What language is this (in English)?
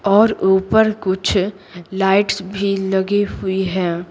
Hindi